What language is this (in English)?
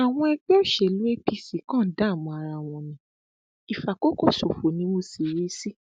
Yoruba